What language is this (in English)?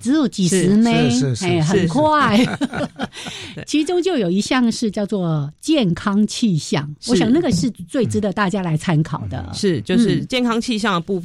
Chinese